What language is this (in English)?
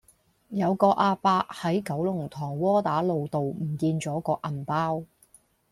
Cantonese